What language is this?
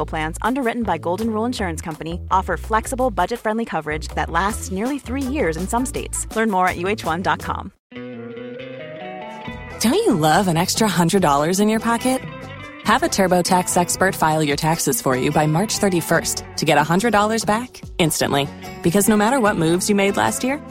Swedish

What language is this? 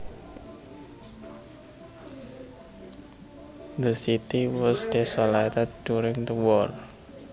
Javanese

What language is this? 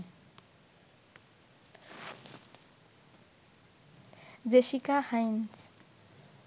Bangla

